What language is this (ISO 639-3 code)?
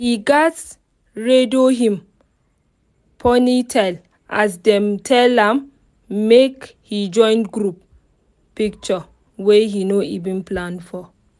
pcm